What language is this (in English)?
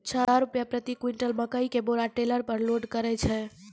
Maithili